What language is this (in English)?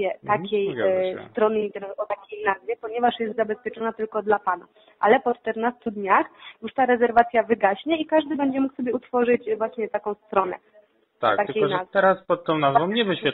Polish